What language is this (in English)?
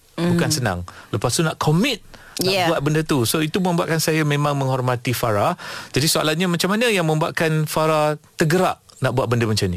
Malay